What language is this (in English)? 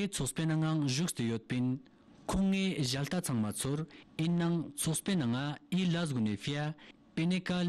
Romanian